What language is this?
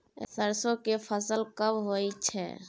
Maithili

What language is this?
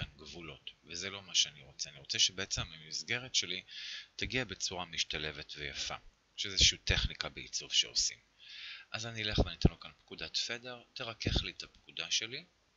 Hebrew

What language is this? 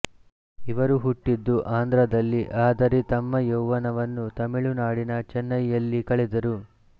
Kannada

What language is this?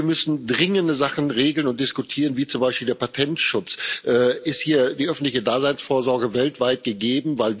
German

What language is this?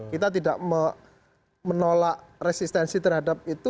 Indonesian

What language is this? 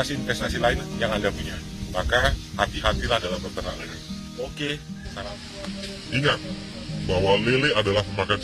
Indonesian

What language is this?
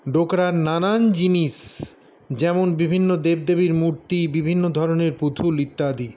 Bangla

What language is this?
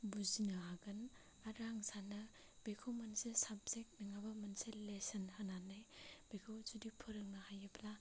Bodo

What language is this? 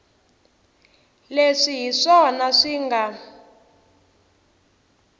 Tsonga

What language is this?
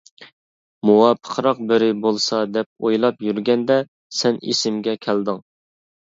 Uyghur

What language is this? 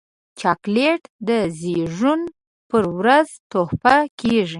Pashto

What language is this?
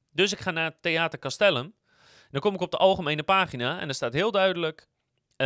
Dutch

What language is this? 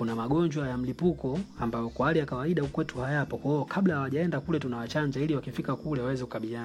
Swahili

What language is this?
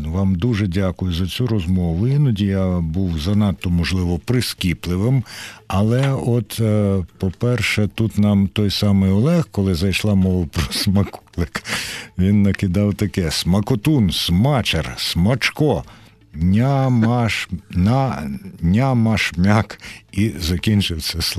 Ukrainian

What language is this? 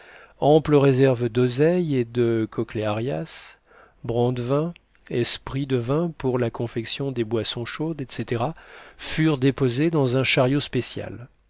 French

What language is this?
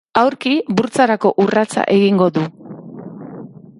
Basque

